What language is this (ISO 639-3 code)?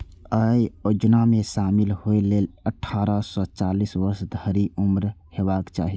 mai